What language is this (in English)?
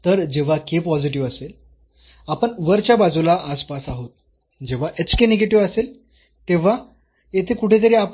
Marathi